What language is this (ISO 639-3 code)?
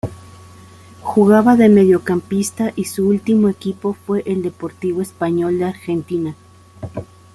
spa